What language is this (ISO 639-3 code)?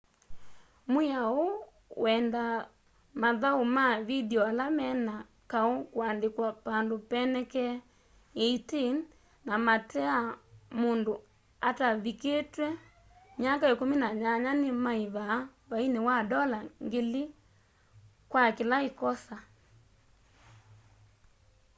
kam